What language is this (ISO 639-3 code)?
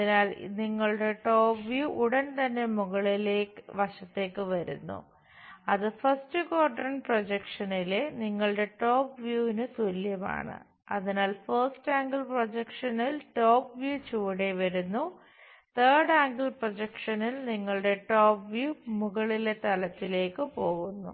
mal